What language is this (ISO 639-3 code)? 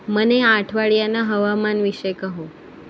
guj